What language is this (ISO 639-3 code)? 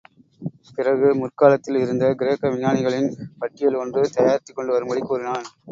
tam